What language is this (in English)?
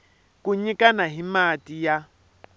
Tsonga